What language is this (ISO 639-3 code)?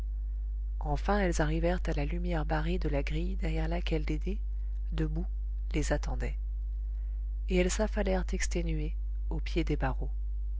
fra